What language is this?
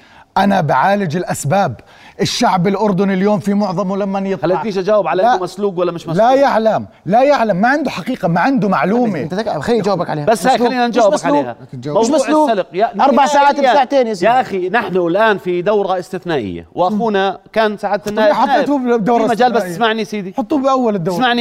Arabic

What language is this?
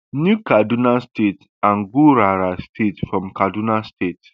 Nigerian Pidgin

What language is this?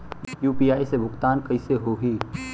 Bhojpuri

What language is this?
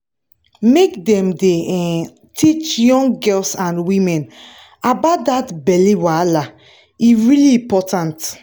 Nigerian Pidgin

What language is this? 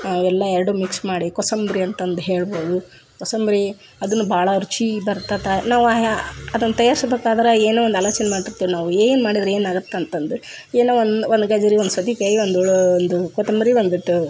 Kannada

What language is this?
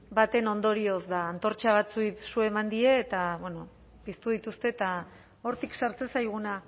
Basque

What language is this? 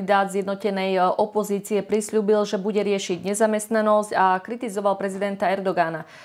Slovak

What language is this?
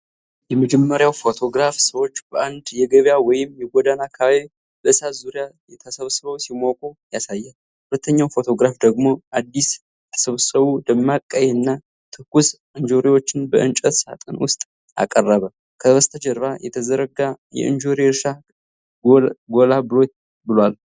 Amharic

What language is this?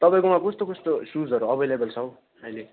Nepali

